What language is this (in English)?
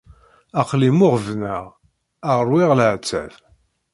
Kabyle